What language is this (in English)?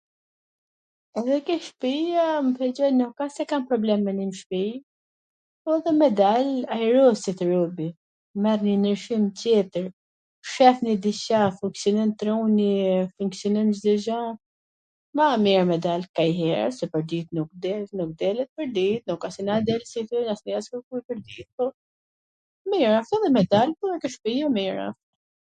Gheg Albanian